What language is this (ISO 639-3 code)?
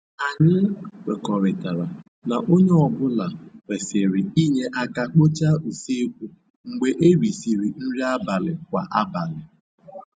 ibo